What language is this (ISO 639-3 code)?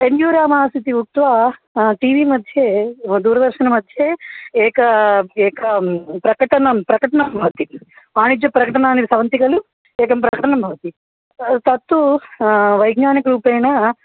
san